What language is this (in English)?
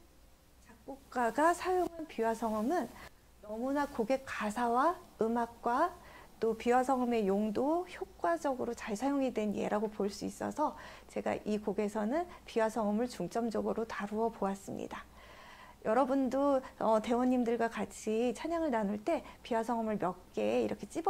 Korean